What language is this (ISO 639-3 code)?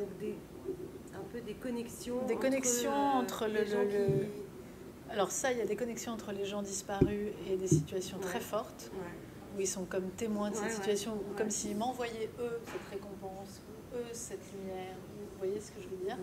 fra